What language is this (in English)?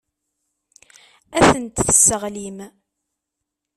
Kabyle